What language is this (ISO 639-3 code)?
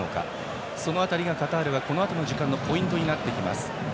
jpn